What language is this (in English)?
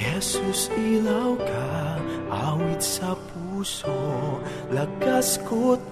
Filipino